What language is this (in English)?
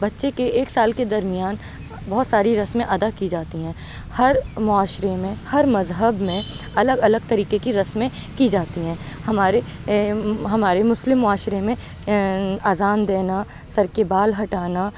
Urdu